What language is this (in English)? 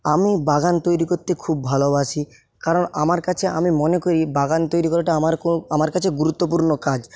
Bangla